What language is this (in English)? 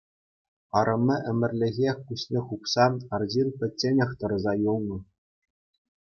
Chuvash